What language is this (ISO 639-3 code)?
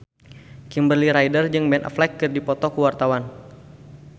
sun